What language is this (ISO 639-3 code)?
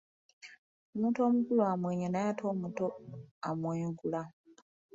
lug